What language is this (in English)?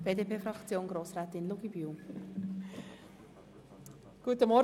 Swiss German